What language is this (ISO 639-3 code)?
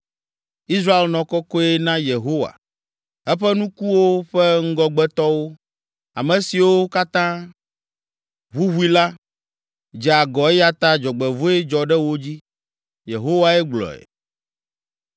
ewe